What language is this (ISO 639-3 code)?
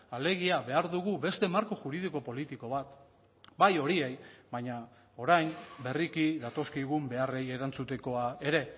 eus